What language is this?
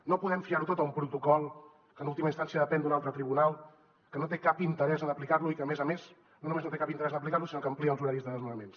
Catalan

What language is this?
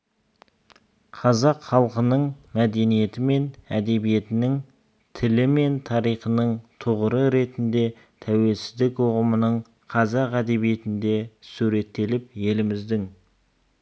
Kazakh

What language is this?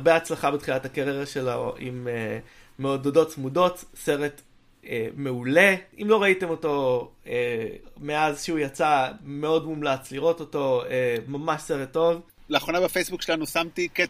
Hebrew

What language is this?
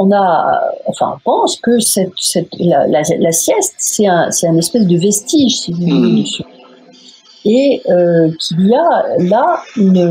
French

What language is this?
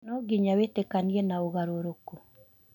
Kikuyu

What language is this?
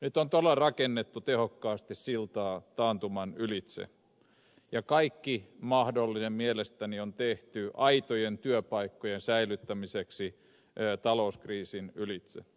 Finnish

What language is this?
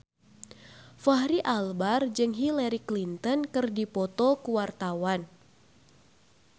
Sundanese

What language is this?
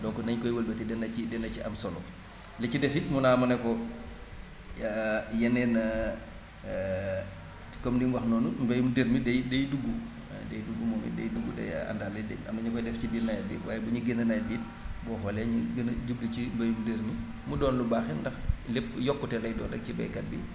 Wolof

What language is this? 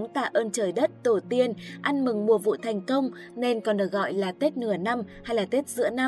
Vietnamese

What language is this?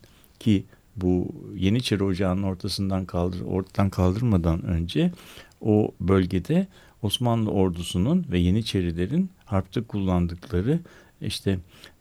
Turkish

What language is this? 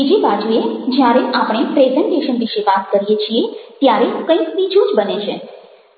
Gujarati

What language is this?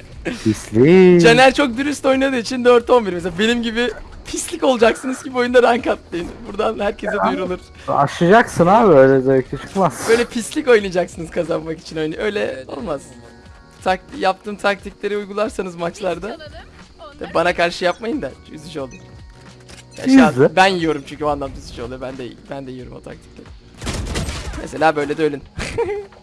Turkish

